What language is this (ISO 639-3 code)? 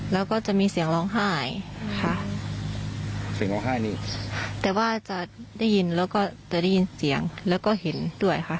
tha